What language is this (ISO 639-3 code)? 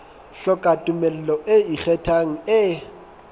sot